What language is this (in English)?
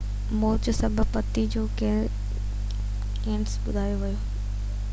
Sindhi